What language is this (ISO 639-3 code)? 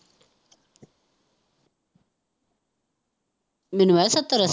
pan